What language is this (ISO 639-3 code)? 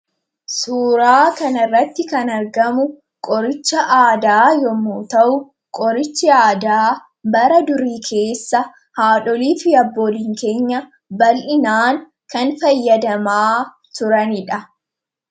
orm